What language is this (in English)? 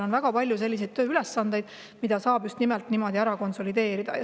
Estonian